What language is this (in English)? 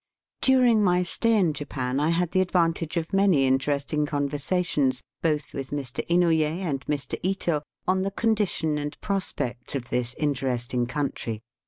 English